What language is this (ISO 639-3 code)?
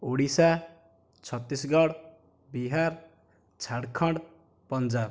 ori